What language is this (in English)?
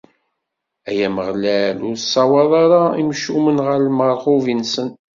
Kabyle